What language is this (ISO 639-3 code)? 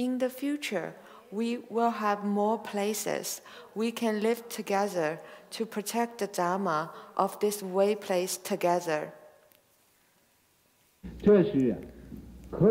eng